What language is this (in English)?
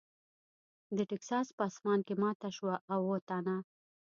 Pashto